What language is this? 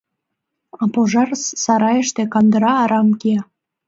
Mari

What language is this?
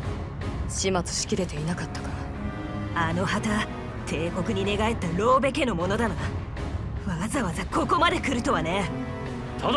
Japanese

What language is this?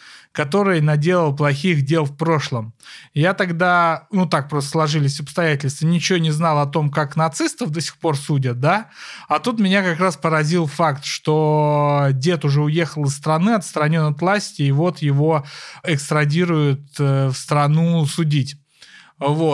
Russian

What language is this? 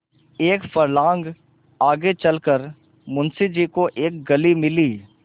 Hindi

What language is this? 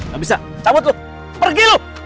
Indonesian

